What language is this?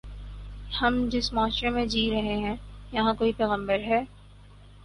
Urdu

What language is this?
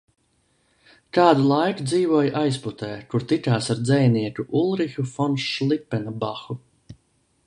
Latvian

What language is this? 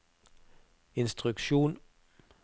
Norwegian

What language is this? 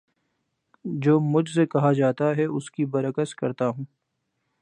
Urdu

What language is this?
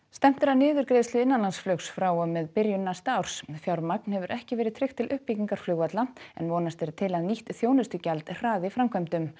Icelandic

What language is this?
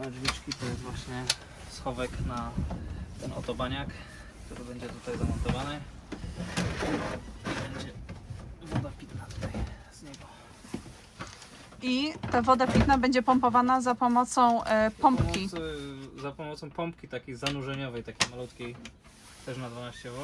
Polish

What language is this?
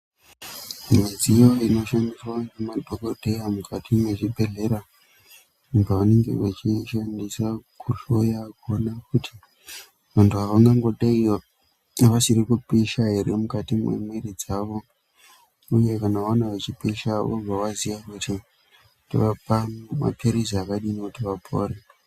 Ndau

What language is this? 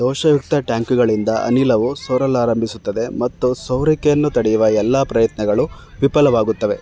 Kannada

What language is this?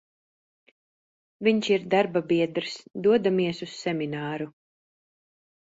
Latvian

